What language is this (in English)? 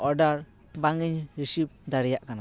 Santali